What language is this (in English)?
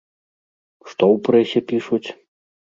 Belarusian